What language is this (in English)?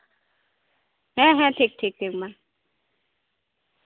Santali